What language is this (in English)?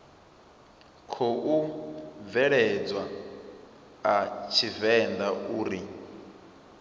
Venda